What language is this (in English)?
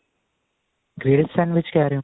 Punjabi